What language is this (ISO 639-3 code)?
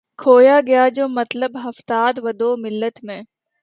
urd